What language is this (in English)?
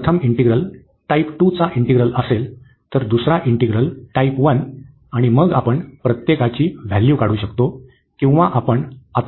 Marathi